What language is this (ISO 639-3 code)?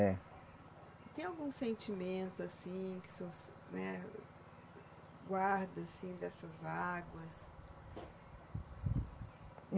por